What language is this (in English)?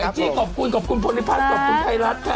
Thai